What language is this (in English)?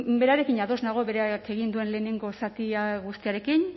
Basque